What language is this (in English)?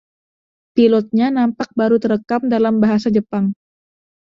Indonesian